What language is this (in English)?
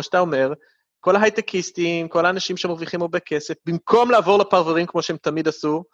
Hebrew